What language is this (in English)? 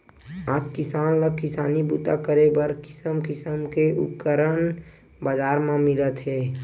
Chhattisgarhi